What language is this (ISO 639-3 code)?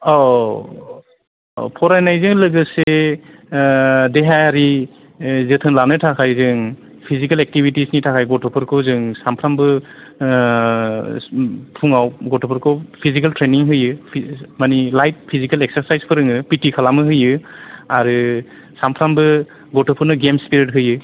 brx